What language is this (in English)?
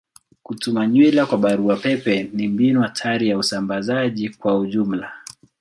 Swahili